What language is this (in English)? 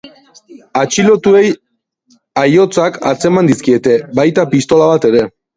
Basque